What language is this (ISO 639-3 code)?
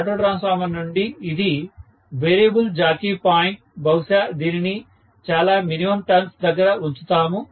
tel